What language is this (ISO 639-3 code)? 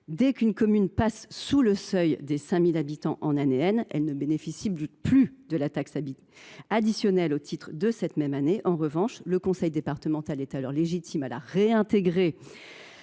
fra